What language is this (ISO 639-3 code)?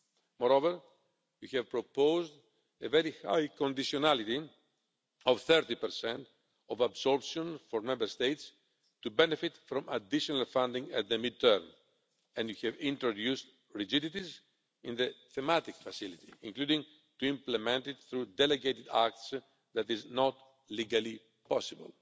eng